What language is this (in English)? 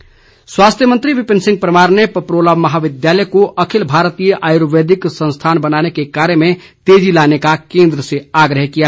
Hindi